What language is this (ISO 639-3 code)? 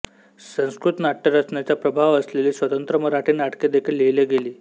mar